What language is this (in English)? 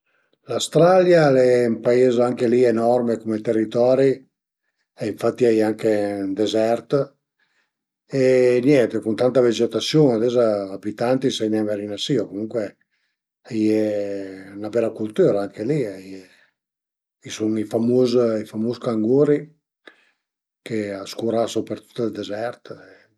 Piedmontese